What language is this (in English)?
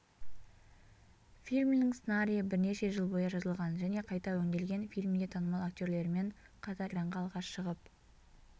Kazakh